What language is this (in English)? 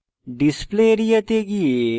Bangla